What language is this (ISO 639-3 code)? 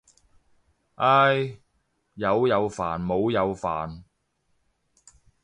yue